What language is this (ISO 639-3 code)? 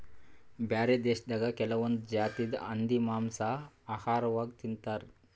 kan